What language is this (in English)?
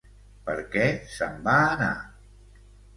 Catalan